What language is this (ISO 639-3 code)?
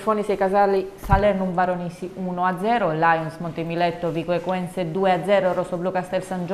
ita